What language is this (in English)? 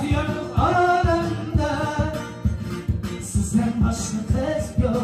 Turkish